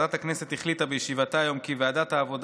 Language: Hebrew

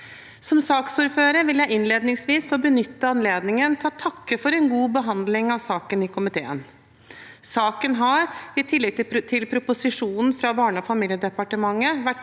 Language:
Norwegian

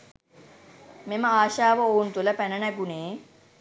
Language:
Sinhala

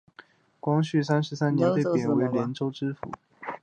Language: Chinese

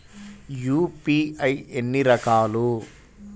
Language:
Telugu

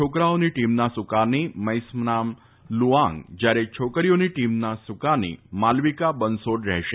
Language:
Gujarati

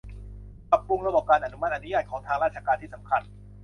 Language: Thai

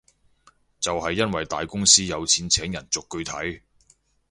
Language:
Cantonese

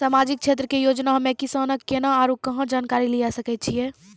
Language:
Maithili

